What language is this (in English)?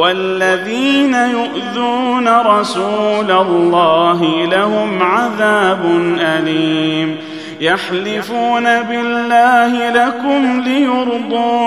Arabic